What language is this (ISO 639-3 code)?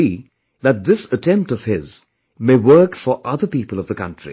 eng